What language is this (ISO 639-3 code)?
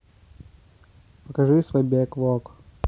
rus